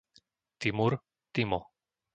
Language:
Slovak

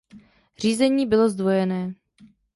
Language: Czech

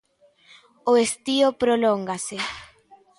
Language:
Galician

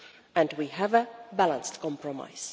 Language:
English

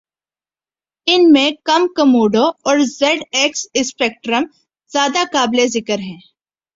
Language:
Urdu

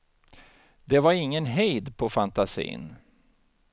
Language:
Swedish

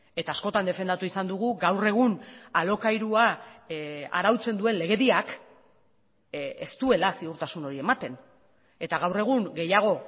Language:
Basque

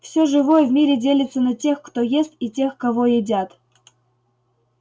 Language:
Russian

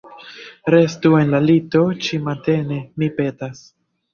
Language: Esperanto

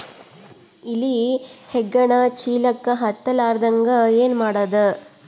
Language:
Kannada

